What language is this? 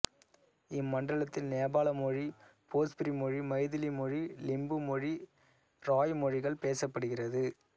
Tamil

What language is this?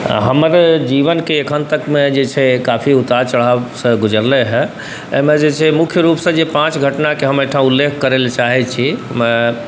Maithili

